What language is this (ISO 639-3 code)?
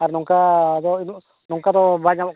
sat